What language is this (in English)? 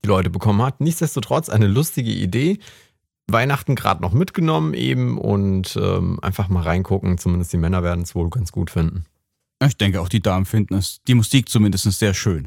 German